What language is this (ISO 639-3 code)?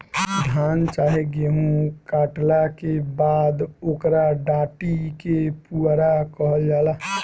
bho